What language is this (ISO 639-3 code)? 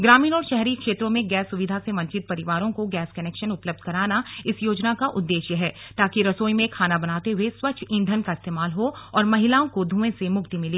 hin